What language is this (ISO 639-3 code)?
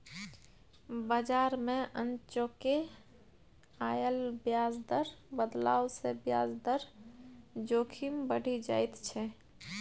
mai